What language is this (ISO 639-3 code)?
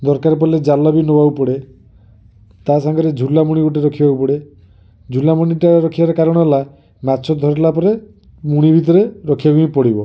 ori